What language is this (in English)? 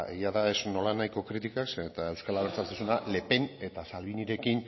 Basque